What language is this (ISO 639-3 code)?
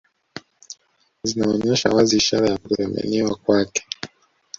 swa